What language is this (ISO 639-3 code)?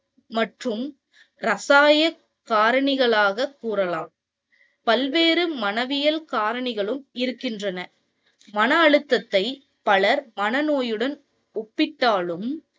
tam